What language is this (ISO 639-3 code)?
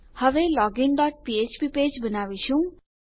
guj